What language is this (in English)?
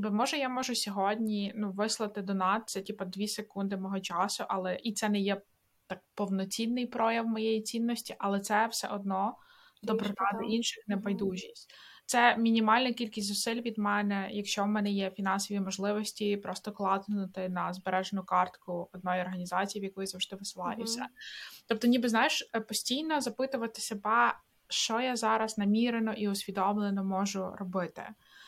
Ukrainian